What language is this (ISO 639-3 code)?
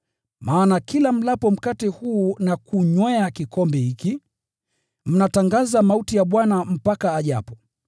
swa